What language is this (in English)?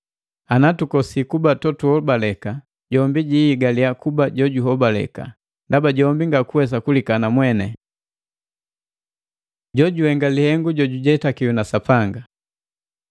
Matengo